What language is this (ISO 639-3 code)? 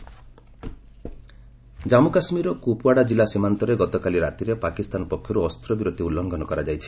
ori